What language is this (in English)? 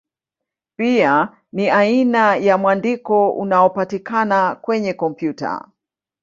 Swahili